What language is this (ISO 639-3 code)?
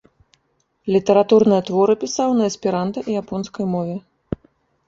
bel